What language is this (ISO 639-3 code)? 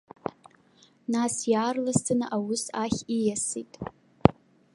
abk